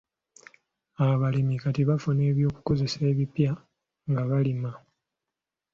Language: Ganda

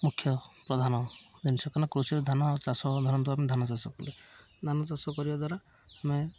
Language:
Odia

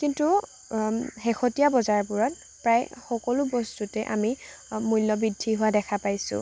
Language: Assamese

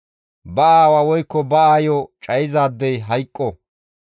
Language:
Gamo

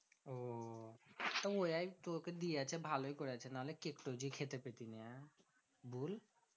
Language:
Bangla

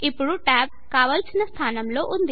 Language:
Telugu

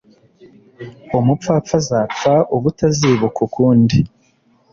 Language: Kinyarwanda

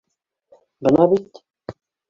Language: Bashkir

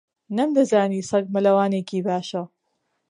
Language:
Central Kurdish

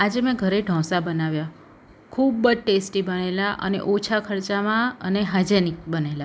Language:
Gujarati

